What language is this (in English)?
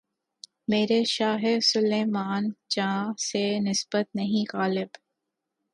Urdu